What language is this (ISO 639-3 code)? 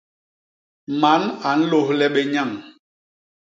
bas